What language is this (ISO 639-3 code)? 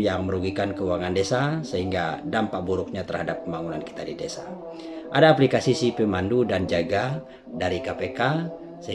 ind